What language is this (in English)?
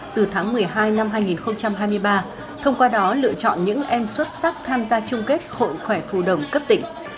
Vietnamese